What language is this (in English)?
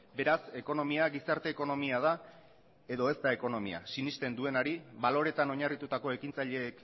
Basque